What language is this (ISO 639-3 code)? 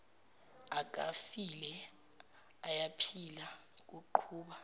zul